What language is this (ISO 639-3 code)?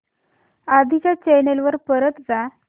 mar